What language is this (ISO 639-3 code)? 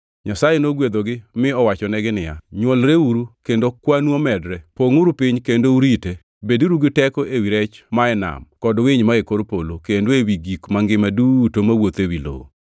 luo